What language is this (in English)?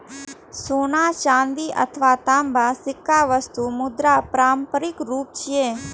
Maithili